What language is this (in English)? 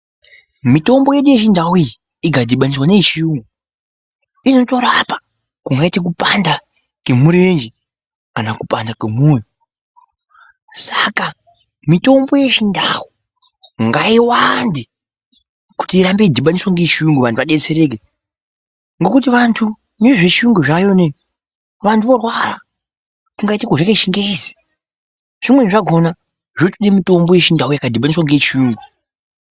Ndau